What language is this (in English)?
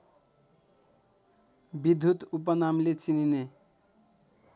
Nepali